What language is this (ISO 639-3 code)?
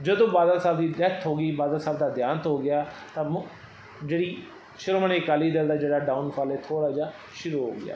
pan